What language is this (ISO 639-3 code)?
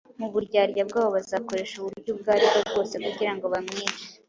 kin